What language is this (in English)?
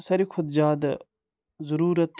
Kashmiri